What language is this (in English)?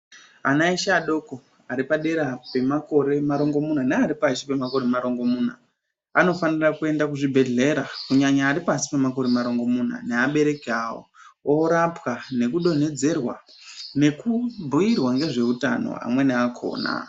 Ndau